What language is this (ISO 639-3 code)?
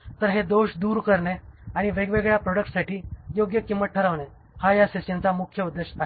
mar